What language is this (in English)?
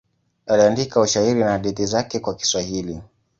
Swahili